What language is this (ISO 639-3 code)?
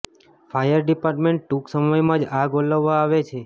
guj